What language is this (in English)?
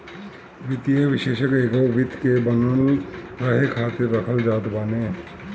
Bhojpuri